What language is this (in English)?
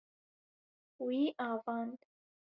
Kurdish